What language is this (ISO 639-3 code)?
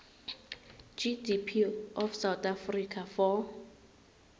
nbl